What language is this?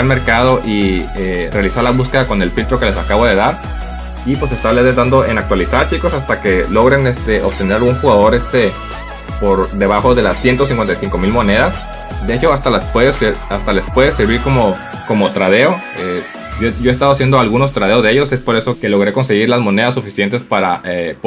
Spanish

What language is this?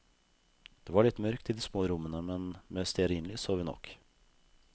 Norwegian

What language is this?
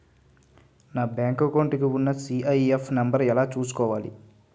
Telugu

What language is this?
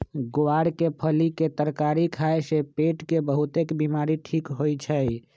Magahi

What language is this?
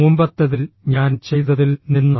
Malayalam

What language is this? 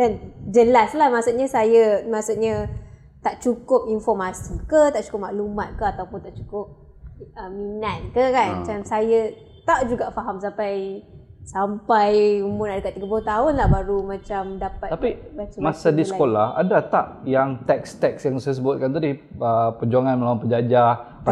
Malay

